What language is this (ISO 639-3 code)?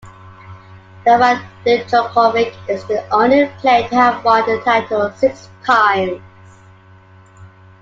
eng